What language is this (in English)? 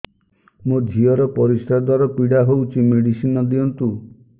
Odia